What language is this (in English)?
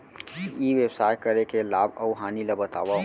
Chhattisgarhi